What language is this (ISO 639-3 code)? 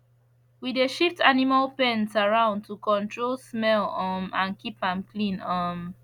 pcm